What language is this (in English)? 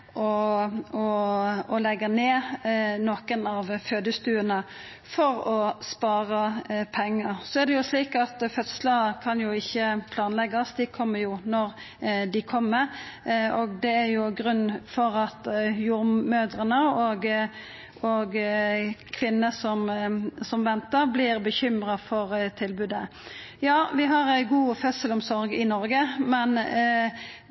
Norwegian Nynorsk